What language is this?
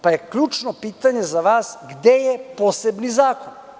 Serbian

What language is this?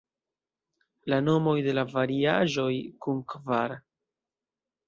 Esperanto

